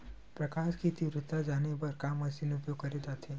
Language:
Chhattisgarhi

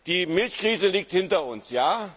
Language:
German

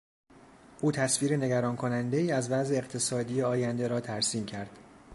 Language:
Persian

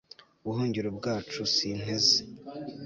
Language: Kinyarwanda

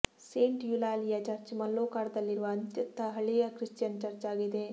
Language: Kannada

